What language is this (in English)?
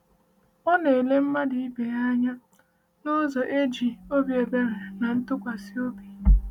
Igbo